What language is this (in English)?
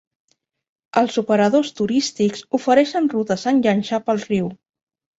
Catalan